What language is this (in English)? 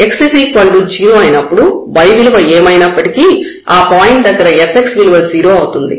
Telugu